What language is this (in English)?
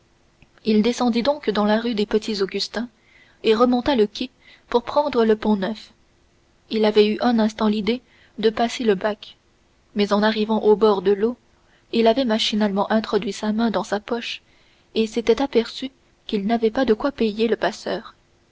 French